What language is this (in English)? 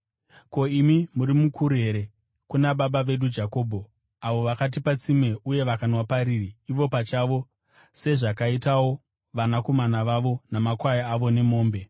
Shona